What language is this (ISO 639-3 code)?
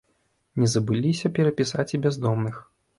bel